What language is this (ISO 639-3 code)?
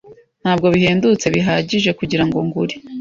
kin